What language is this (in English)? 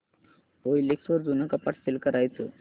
Marathi